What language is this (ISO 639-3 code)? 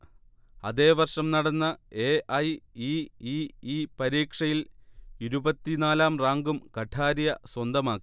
mal